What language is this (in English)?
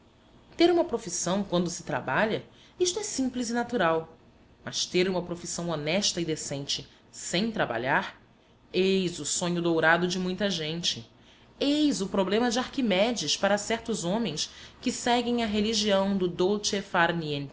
Portuguese